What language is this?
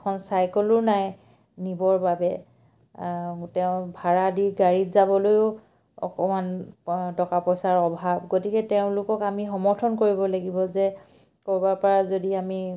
Assamese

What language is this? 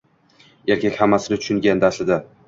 Uzbek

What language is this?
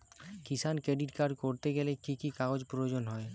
Bangla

